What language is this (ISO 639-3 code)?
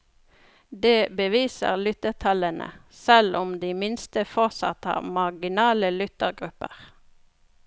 nor